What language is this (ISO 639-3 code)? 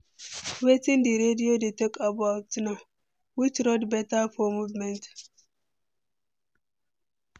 pcm